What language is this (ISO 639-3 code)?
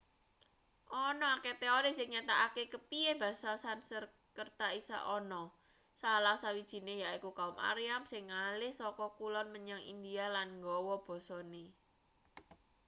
jav